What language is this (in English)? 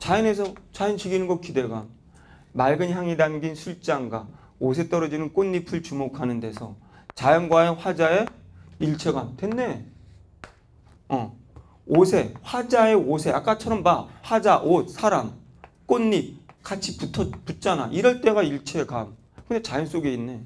Korean